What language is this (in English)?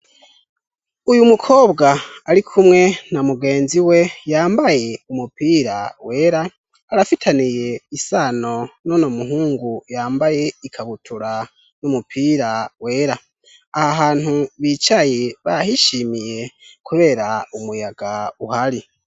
Rundi